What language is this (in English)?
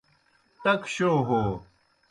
Kohistani Shina